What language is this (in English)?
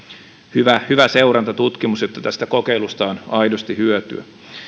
Finnish